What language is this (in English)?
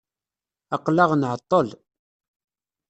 Kabyle